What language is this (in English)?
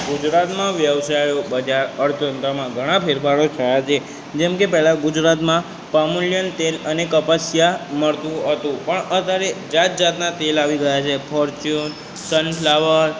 Gujarati